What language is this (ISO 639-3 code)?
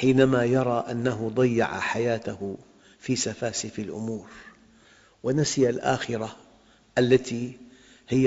ara